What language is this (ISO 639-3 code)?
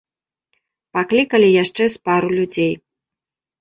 bel